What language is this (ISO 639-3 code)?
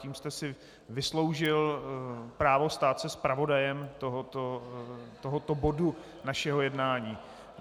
ces